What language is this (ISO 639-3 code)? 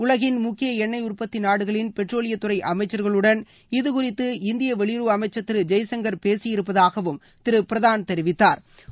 tam